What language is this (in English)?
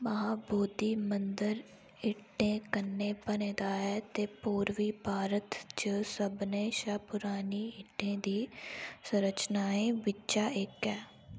Dogri